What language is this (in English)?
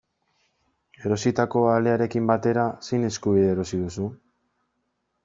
Basque